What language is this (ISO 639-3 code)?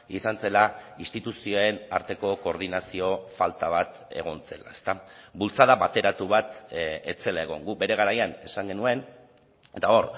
eus